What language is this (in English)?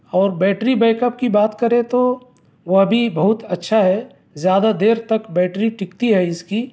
Urdu